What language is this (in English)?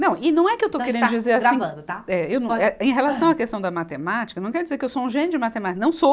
Portuguese